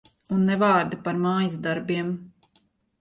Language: Latvian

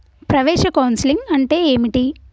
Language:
Telugu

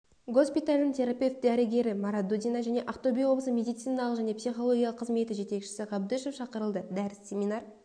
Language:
Kazakh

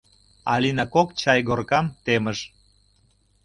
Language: Mari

